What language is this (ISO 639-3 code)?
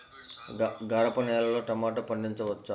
tel